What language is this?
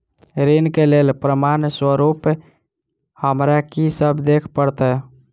Maithili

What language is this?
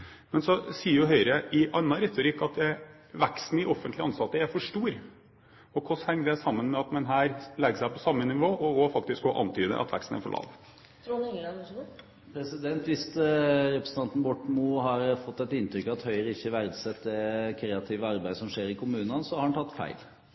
Norwegian Bokmål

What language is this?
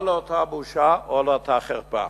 Hebrew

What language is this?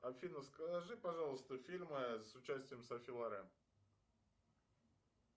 Russian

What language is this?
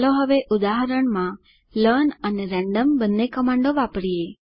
Gujarati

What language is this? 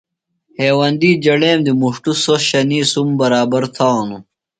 Phalura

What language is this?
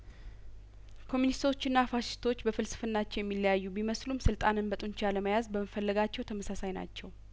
Amharic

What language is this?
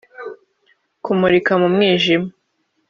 Kinyarwanda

